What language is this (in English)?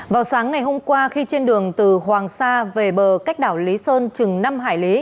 Vietnamese